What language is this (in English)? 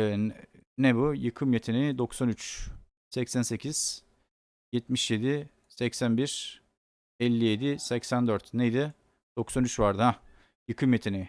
Turkish